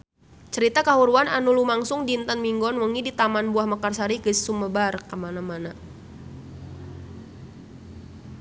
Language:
Sundanese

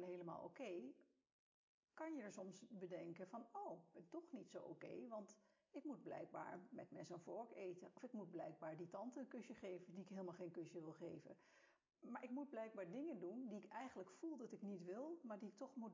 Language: Dutch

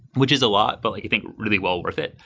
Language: English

